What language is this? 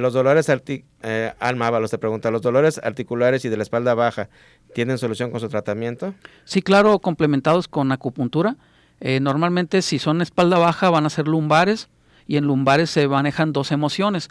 Spanish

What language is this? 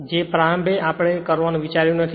Gujarati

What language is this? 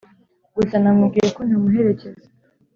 Kinyarwanda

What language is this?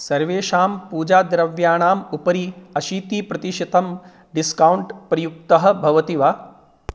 Sanskrit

